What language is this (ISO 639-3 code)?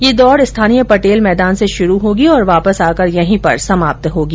hin